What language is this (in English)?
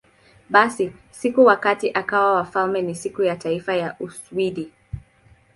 Swahili